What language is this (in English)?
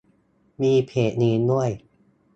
Thai